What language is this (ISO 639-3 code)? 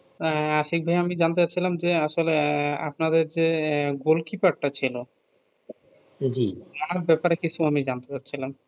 ben